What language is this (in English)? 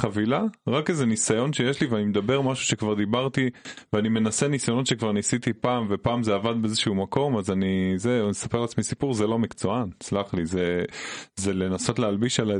Hebrew